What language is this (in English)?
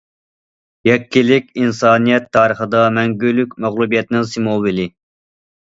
Uyghur